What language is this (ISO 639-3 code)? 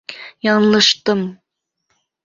bak